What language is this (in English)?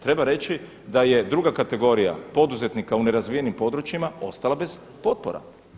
Croatian